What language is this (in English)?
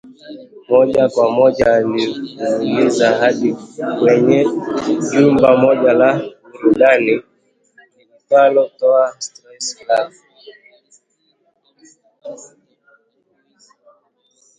Swahili